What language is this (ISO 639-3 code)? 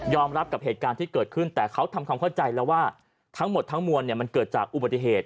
tha